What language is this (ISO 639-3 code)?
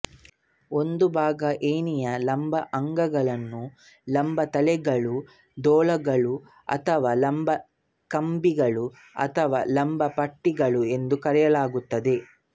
kan